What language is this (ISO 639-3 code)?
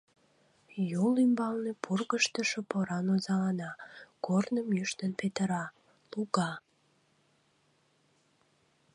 chm